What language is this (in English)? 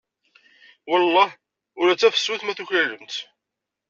Kabyle